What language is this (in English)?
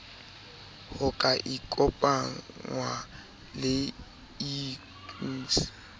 Southern Sotho